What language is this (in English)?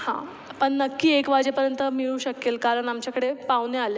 Marathi